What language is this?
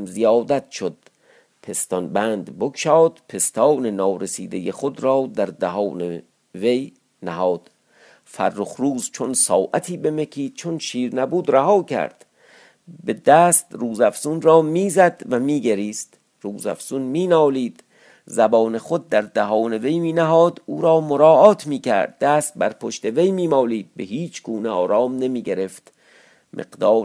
Persian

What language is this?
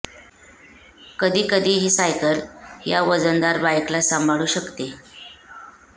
Marathi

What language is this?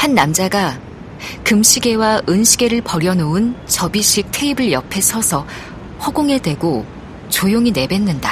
Korean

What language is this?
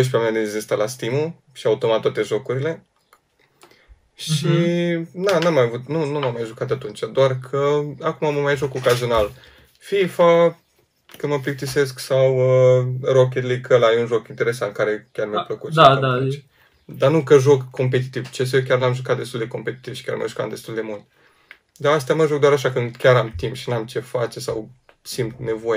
Romanian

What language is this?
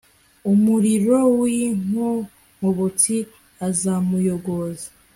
Kinyarwanda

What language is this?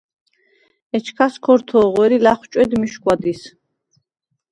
Svan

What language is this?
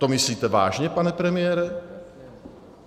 Czech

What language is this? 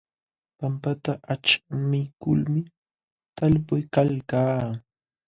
Jauja Wanca Quechua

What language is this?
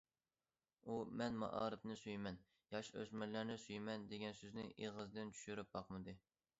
Uyghur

